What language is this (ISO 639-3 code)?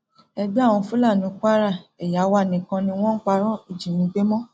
yor